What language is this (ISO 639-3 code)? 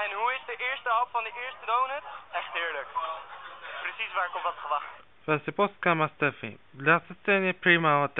nld